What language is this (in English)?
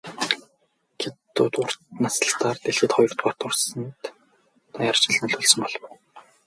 Mongolian